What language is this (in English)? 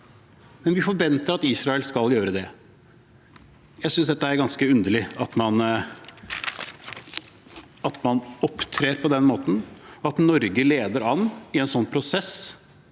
Norwegian